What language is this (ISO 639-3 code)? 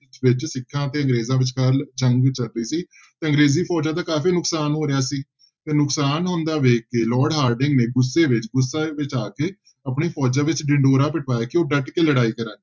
pan